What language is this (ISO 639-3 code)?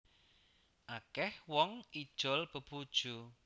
jav